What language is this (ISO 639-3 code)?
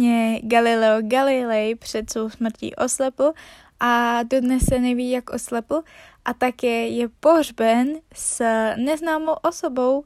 ces